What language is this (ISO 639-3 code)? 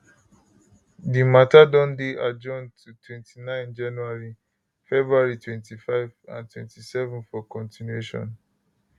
pcm